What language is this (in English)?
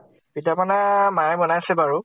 Assamese